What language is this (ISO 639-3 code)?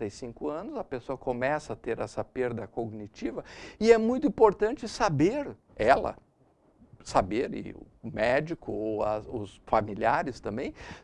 por